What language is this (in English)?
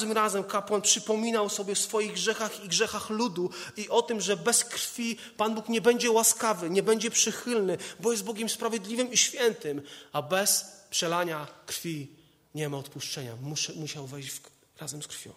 Polish